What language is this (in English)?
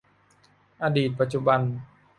Thai